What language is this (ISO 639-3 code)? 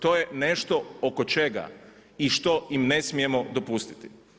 hrv